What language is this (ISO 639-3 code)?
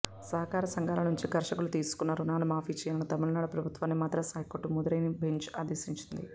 tel